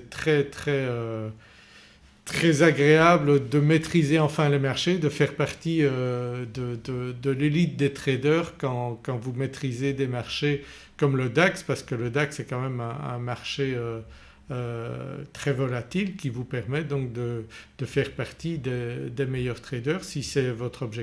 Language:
French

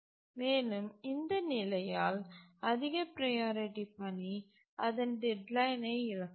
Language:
Tamil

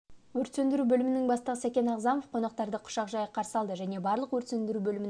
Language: Kazakh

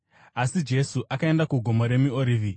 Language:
Shona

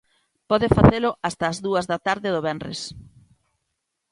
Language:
Galician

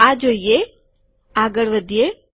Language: Gujarati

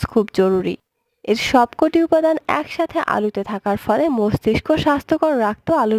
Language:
Korean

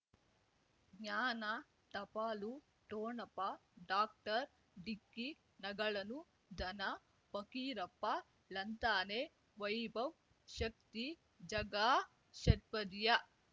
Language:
Kannada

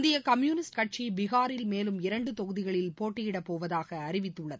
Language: Tamil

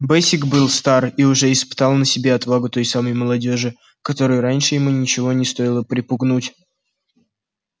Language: Russian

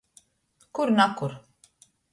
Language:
Latgalian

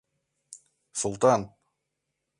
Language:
Mari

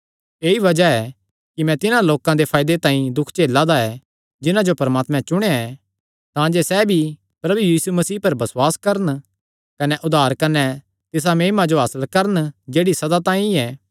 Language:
Kangri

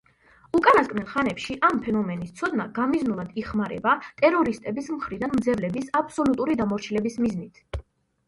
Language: Georgian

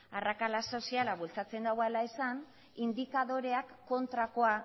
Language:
Basque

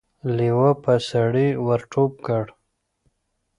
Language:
Pashto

